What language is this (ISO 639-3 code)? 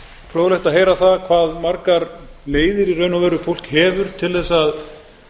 isl